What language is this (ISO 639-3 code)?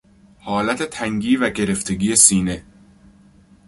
fas